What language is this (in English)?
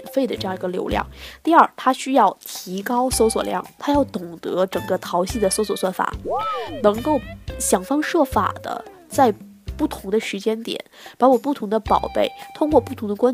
Chinese